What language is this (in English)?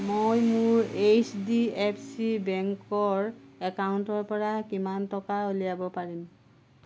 Assamese